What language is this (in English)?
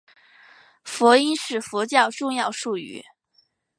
Chinese